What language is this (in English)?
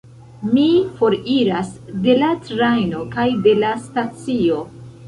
Esperanto